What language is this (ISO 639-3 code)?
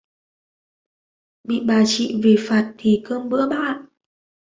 vie